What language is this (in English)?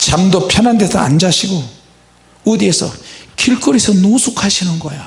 Korean